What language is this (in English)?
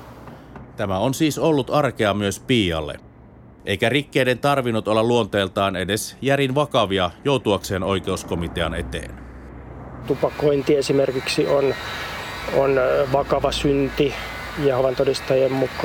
Finnish